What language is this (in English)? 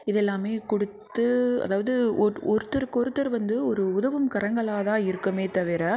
Tamil